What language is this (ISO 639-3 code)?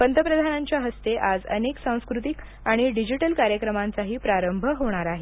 mar